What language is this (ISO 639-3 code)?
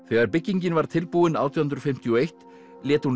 isl